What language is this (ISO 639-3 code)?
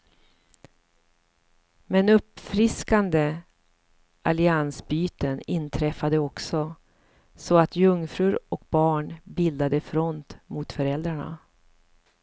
swe